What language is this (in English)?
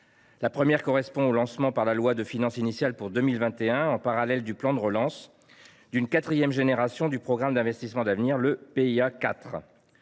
French